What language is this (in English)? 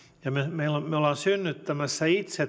Finnish